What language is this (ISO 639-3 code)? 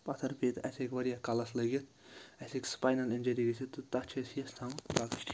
kas